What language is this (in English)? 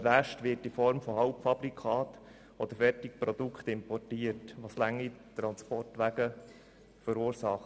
Swiss German